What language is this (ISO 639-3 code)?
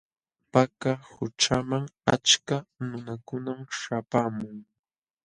qxw